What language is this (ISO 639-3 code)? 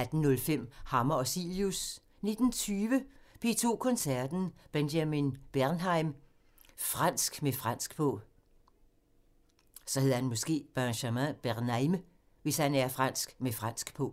dan